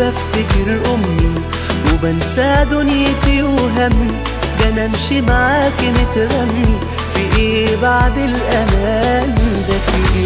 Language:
Arabic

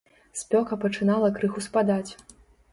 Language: Belarusian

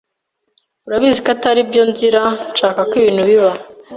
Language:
Kinyarwanda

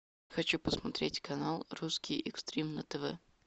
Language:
Russian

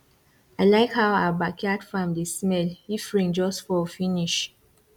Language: Nigerian Pidgin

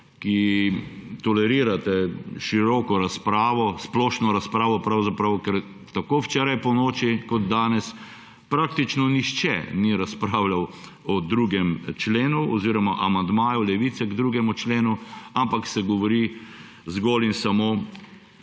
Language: Slovenian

